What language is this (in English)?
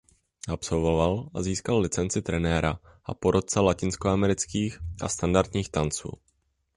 Czech